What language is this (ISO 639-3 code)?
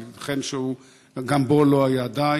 heb